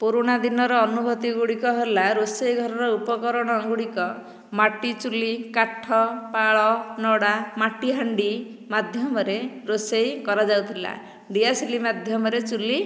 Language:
Odia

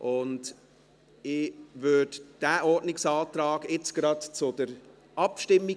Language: Swiss German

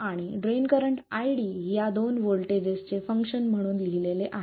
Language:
Marathi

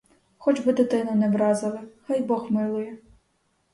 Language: Ukrainian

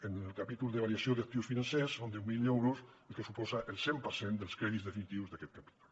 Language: Catalan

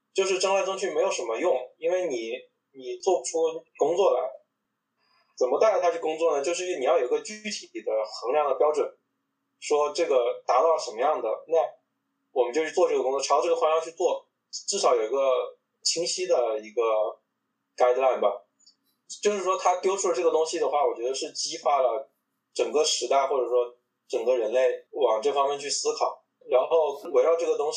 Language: Chinese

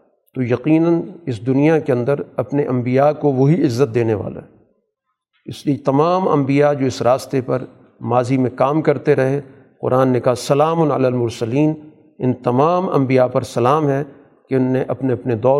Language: Urdu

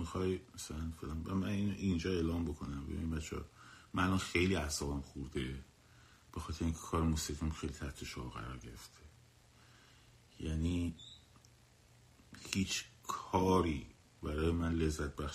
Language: Persian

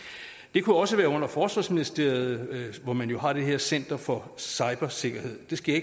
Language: Danish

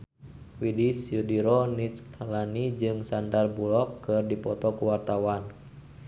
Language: Sundanese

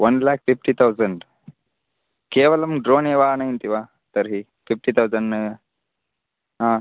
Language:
Sanskrit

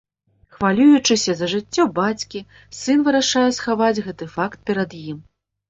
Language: Belarusian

